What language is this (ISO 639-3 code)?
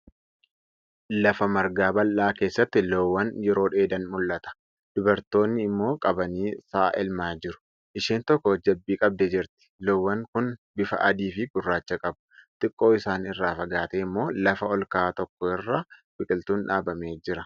orm